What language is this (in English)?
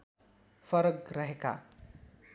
Nepali